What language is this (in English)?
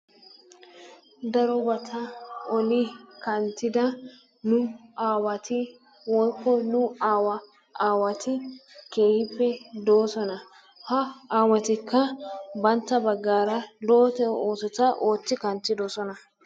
Wolaytta